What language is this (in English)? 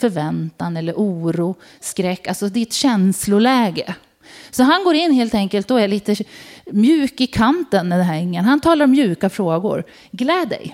Swedish